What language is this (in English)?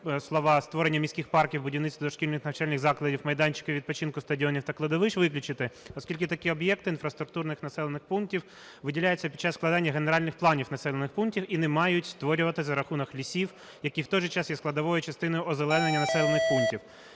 Ukrainian